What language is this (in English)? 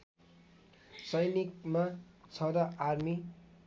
Nepali